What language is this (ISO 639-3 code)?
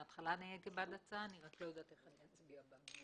heb